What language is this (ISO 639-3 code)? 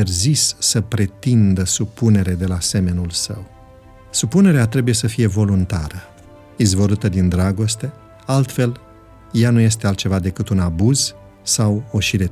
ron